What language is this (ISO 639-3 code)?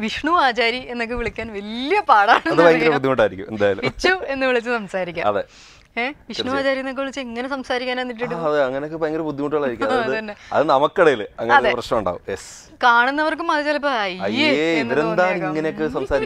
hin